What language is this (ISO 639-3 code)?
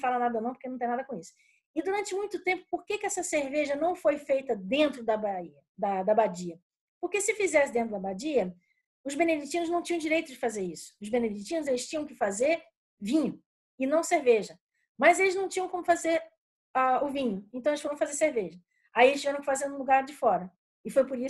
por